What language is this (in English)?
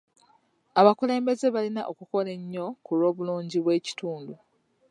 Ganda